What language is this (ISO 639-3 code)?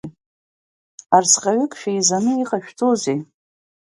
abk